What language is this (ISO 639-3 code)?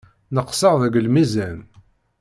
kab